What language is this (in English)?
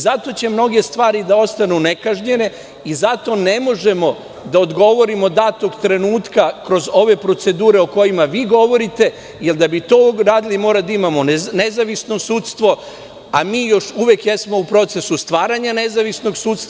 Serbian